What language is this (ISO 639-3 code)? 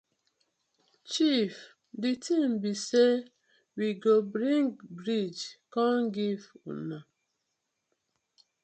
pcm